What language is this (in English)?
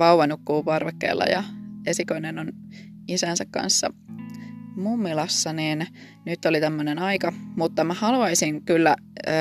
Finnish